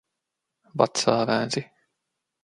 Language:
Finnish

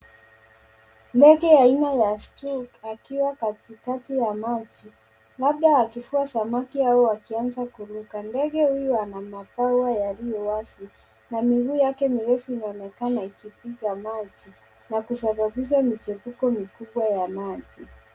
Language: Swahili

